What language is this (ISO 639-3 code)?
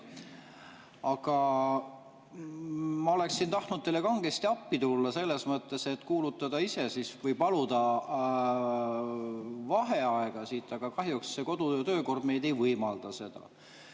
est